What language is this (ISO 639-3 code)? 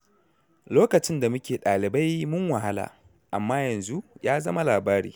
hau